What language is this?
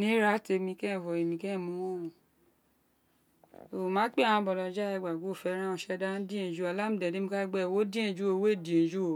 Isekiri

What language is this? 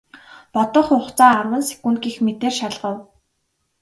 Mongolian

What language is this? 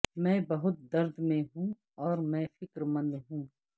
Urdu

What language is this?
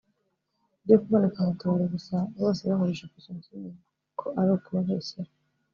Kinyarwanda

